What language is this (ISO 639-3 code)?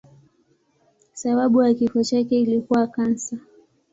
swa